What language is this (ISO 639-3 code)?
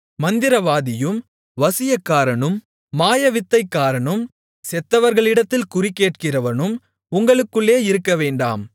tam